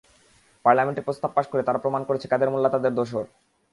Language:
Bangla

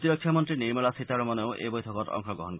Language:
Assamese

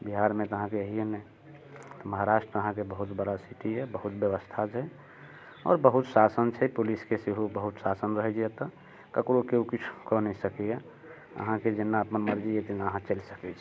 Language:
Maithili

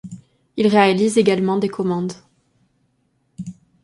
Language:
French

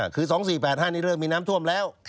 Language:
Thai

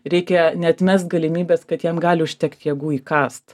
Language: Lithuanian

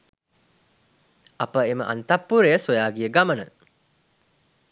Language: Sinhala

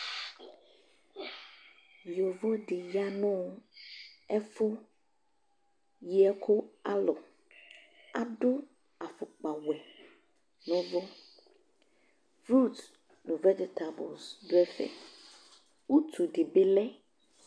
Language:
Ikposo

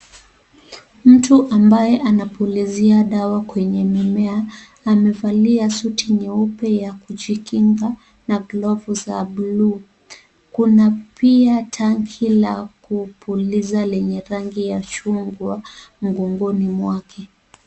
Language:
Swahili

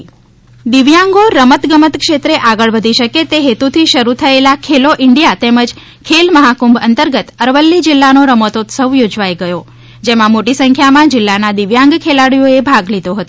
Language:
Gujarati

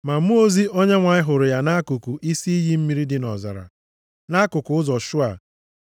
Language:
Igbo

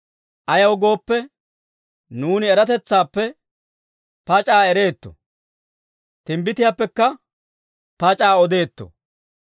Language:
Dawro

